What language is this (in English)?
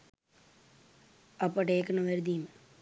Sinhala